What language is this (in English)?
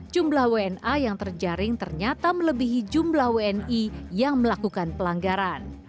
Indonesian